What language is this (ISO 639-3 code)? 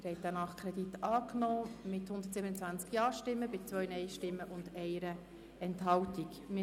gsw